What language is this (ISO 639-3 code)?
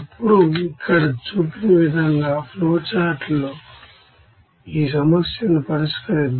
tel